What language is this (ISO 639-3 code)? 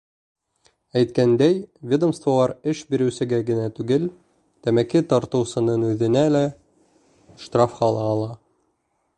bak